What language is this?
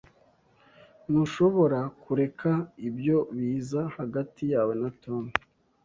Kinyarwanda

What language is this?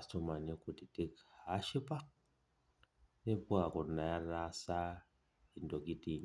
Masai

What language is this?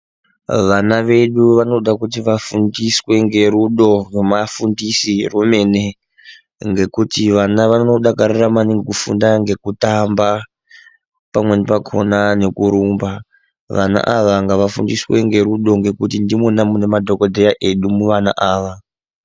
Ndau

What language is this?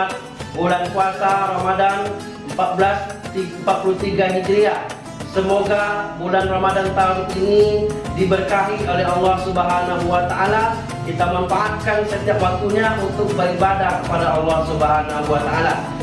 Indonesian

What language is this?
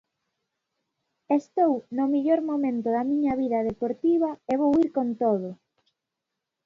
Galician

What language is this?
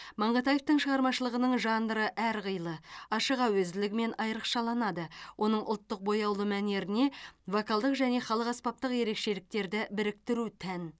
Kazakh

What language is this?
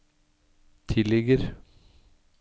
Norwegian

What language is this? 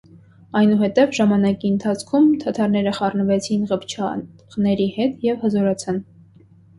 Armenian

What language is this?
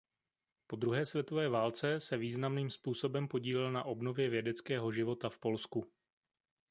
Czech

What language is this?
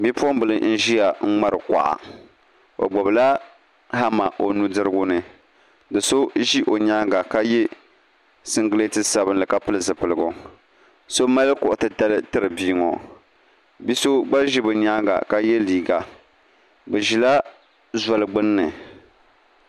Dagbani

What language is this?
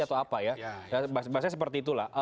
Indonesian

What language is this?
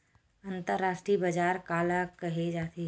Chhattisgarhi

